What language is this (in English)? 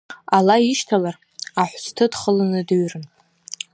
Abkhazian